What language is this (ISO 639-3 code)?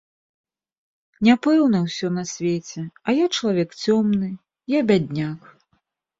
bel